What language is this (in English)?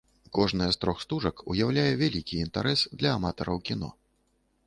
Belarusian